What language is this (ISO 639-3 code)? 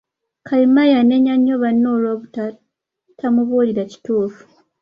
lug